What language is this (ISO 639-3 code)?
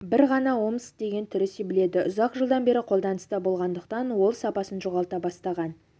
kaz